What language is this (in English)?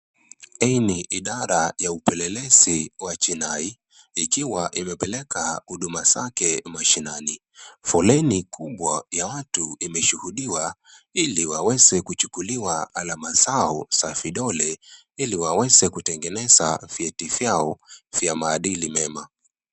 Swahili